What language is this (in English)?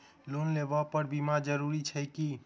Maithili